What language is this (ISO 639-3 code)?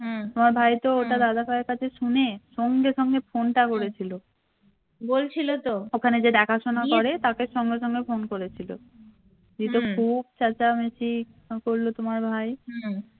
ben